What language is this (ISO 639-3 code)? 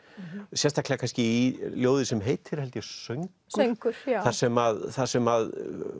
isl